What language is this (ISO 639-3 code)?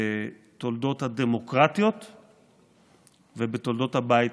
heb